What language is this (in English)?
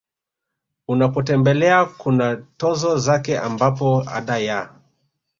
Swahili